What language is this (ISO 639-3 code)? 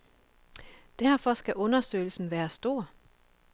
dan